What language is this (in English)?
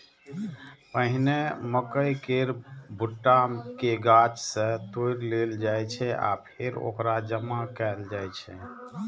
Maithili